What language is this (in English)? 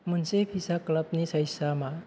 Bodo